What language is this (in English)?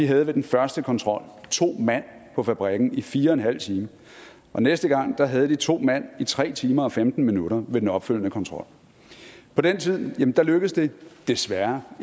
Danish